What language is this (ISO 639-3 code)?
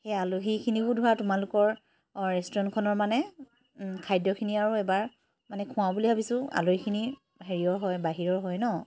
asm